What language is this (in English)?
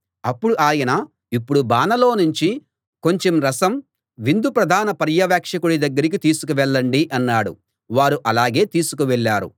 Telugu